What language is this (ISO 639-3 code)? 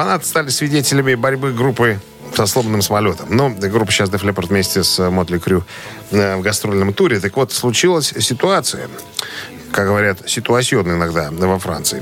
rus